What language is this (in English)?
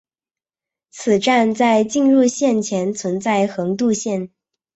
Chinese